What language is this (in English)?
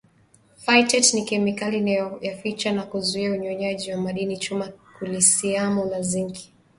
Swahili